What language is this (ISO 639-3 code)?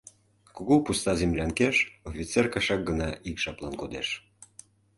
chm